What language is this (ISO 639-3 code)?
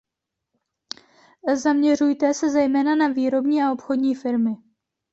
ces